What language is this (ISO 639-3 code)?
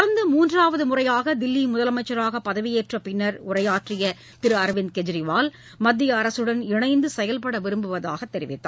tam